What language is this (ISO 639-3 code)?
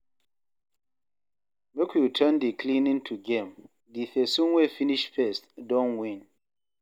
pcm